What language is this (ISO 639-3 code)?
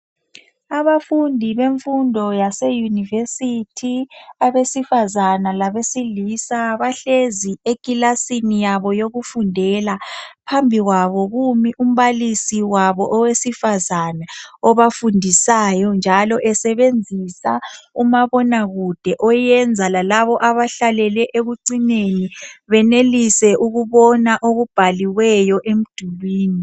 nde